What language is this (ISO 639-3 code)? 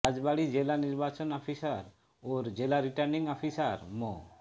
ben